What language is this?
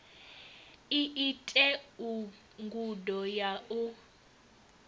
Venda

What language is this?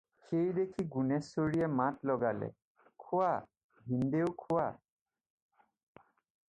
Assamese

